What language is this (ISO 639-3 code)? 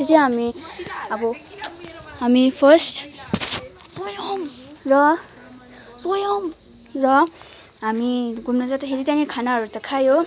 nep